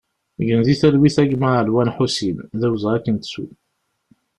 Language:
Kabyle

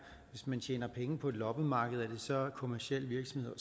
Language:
Danish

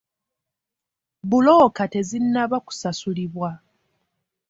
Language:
Ganda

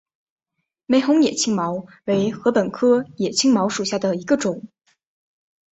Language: Chinese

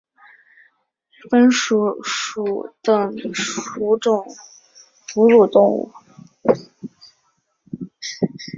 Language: Chinese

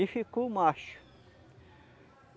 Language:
Portuguese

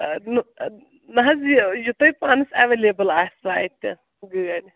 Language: Kashmiri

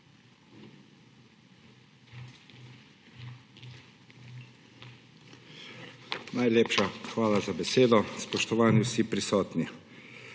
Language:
Slovenian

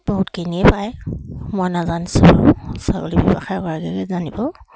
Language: Assamese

